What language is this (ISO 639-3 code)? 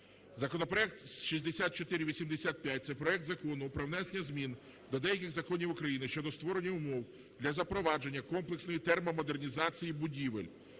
ukr